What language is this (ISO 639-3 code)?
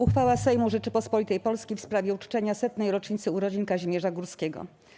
pol